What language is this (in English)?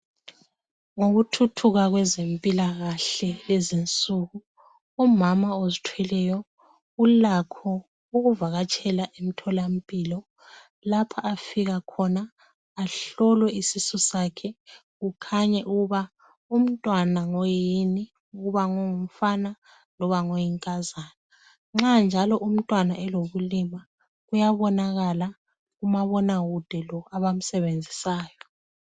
North Ndebele